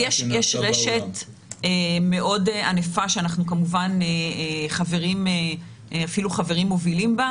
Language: Hebrew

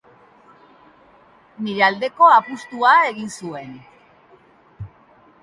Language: Basque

